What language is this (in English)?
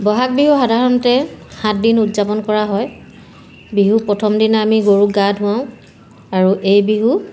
Assamese